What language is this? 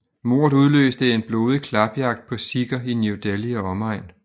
Danish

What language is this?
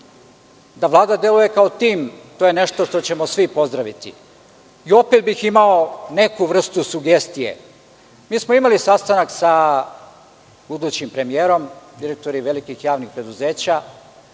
Serbian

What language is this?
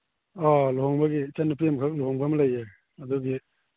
Manipuri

